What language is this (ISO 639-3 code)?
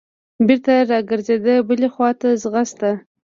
pus